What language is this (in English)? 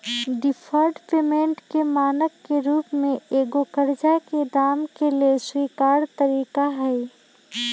Magahi